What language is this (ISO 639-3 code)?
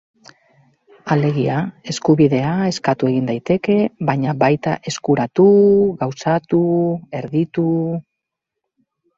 eus